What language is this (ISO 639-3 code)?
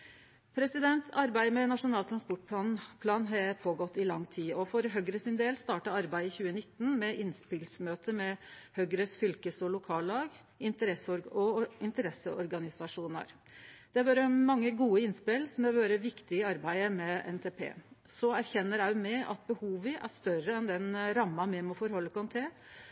nno